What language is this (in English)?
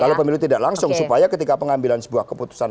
Indonesian